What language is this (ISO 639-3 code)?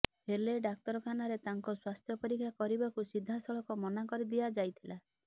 ori